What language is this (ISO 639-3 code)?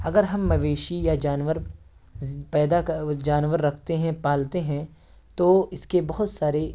urd